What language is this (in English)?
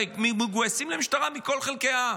Hebrew